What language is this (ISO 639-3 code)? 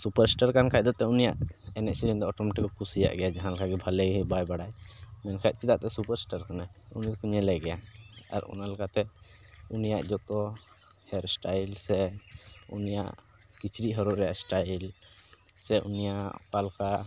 sat